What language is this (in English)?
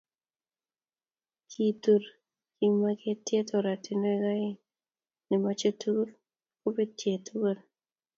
Kalenjin